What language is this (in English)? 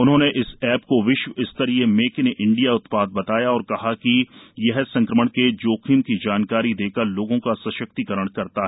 Hindi